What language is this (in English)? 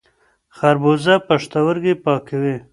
Pashto